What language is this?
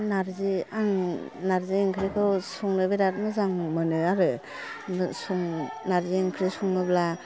Bodo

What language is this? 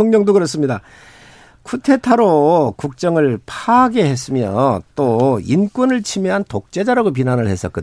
Korean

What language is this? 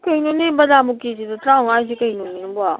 Manipuri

